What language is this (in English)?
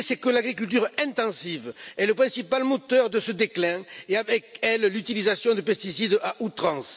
French